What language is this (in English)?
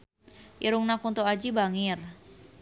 Sundanese